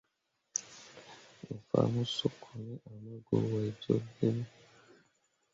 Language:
Mundang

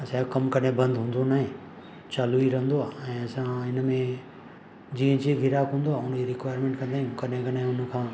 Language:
Sindhi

